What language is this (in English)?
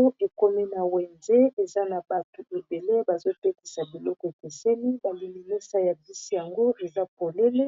Lingala